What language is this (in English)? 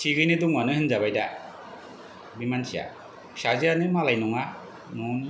Bodo